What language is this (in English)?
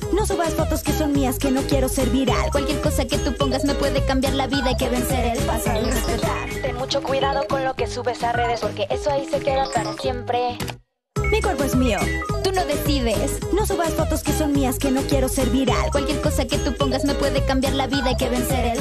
French